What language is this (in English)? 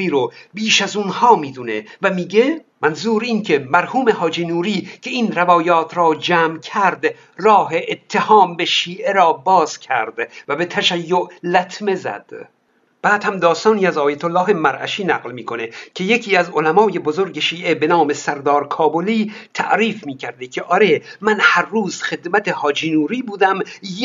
Persian